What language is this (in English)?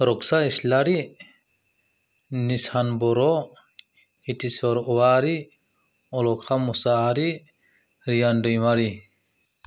Bodo